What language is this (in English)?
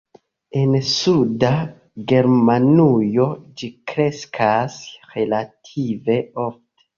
Esperanto